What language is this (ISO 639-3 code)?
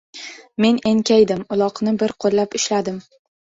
uzb